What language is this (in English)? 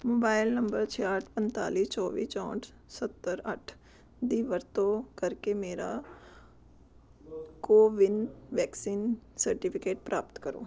Punjabi